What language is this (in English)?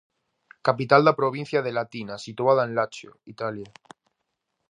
Galician